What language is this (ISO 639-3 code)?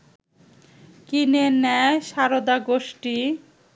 ben